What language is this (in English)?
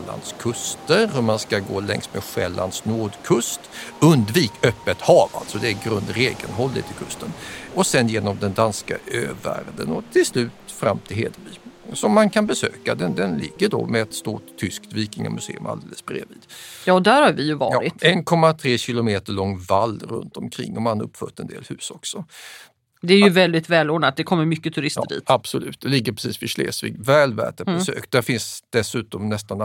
Swedish